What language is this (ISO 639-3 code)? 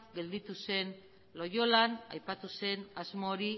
eus